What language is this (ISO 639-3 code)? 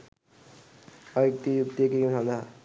sin